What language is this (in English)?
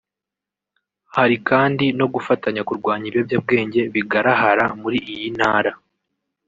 Kinyarwanda